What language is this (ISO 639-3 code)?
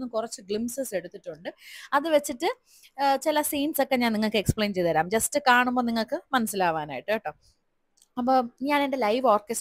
mal